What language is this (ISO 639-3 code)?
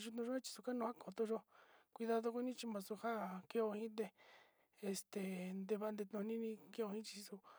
xti